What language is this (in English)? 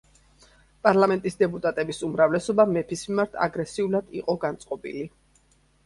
Georgian